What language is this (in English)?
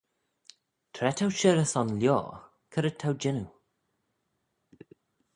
Manx